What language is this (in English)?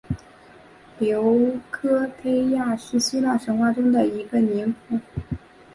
Chinese